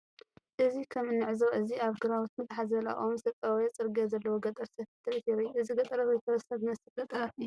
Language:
Tigrinya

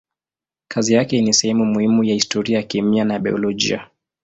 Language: Swahili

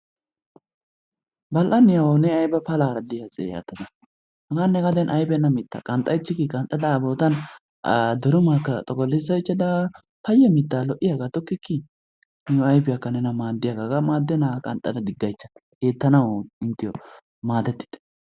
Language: Wolaytta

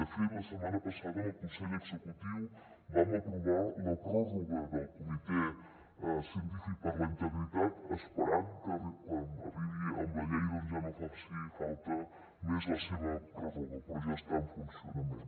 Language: Catalan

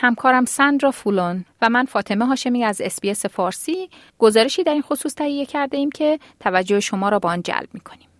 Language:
Persian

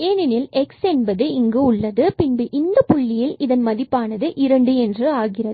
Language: Tamil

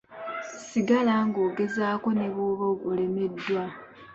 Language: Ganda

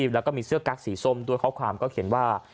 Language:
Thai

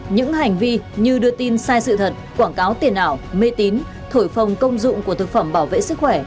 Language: Vietnamese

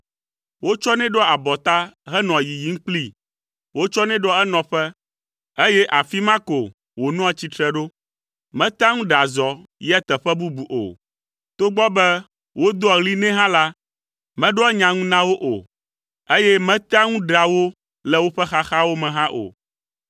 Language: Ewe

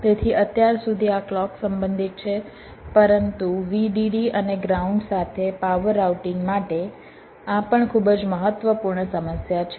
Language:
Gujarati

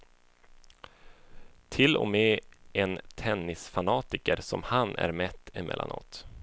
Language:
Swedish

